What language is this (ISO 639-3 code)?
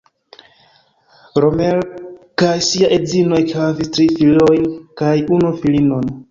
epo